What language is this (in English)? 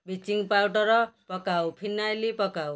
Odia